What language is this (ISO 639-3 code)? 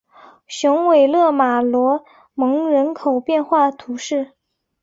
zho